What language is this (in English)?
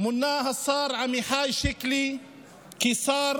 Hebrew